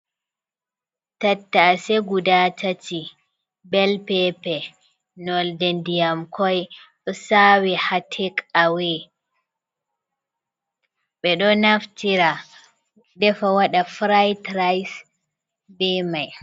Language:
Fula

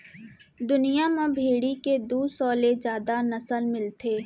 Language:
Chhattisgarhi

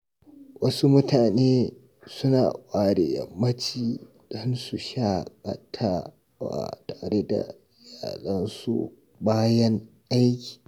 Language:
Hausa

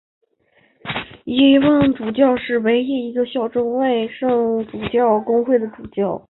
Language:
Chinese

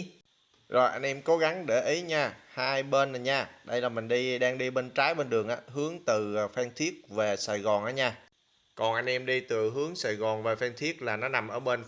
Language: Vietnamese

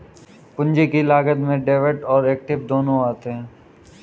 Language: Hindi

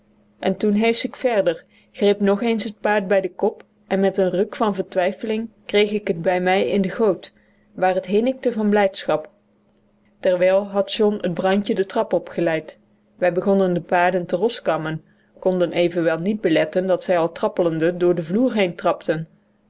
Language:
Dutch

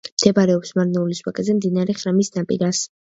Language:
Georgian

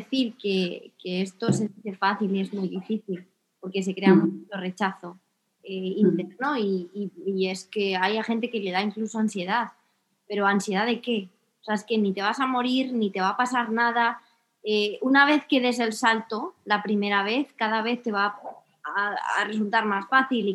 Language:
Spanish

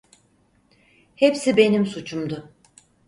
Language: Turkish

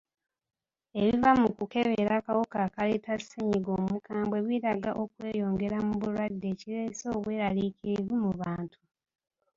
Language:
Ganda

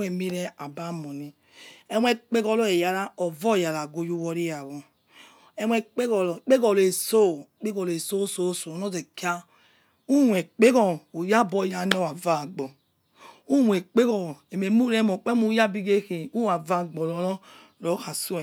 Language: Yekhee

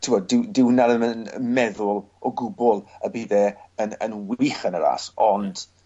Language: Welsh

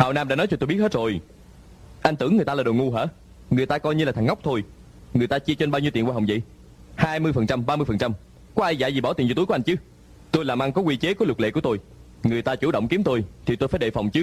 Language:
Vietnamese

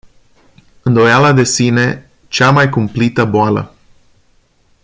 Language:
Romanian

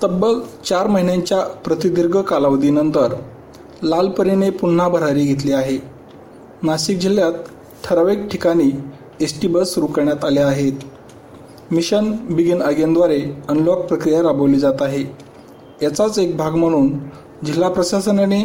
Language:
Marathi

